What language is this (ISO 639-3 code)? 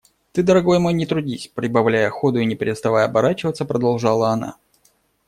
rus